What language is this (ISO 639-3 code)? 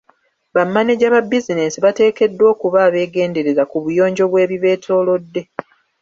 lug